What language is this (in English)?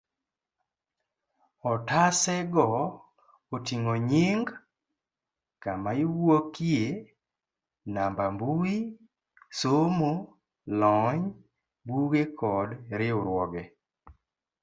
Luo (Kenya and Tanzania)